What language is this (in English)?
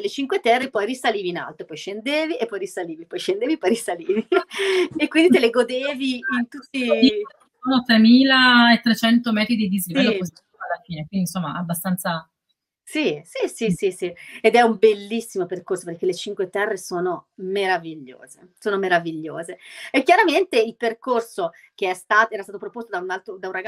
Italian